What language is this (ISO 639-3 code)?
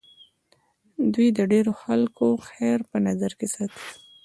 pus